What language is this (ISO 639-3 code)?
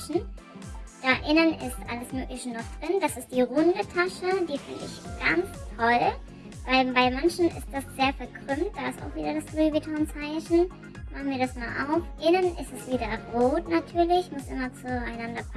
deu